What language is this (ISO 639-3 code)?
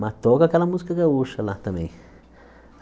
por